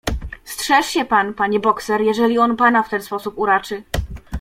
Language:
Polish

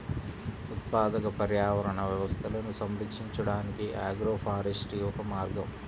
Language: Telugu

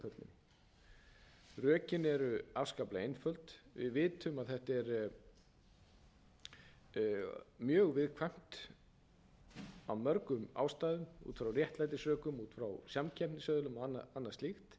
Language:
Icelandic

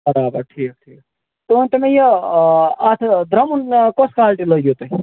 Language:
Kashmiri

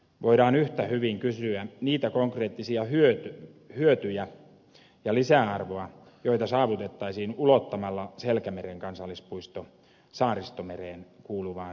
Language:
Finnish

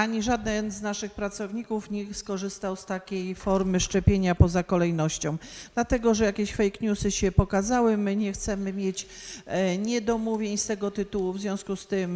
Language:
Polish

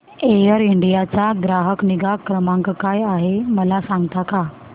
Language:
Marathi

